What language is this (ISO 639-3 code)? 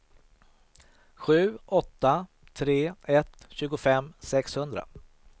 swe